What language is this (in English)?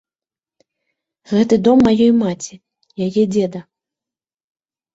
Belarusian